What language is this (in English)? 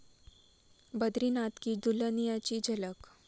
Marathi